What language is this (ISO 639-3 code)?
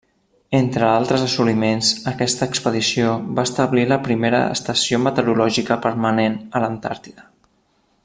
cat